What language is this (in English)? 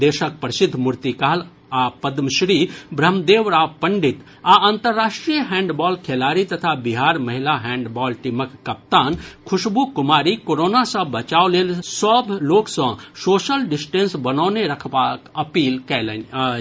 Maithili